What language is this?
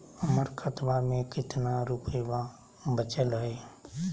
Magahi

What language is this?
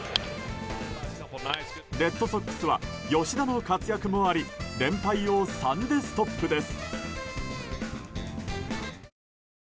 Japanese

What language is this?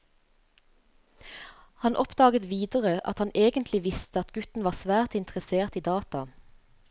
Norwegian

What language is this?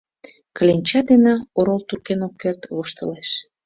Mari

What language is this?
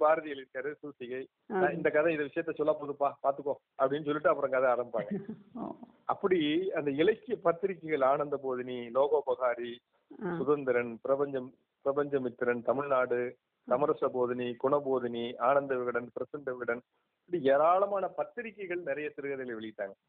Tamil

